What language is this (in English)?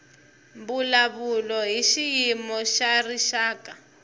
Tsonga